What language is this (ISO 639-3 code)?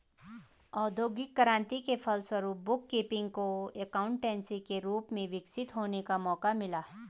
hin